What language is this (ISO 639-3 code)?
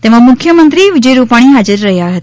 guj